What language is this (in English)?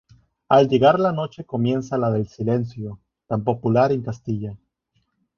Spanish